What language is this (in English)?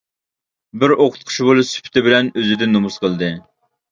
Uyghur